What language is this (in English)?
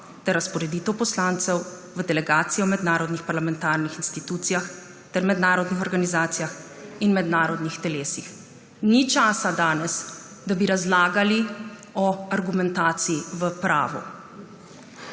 Slovenian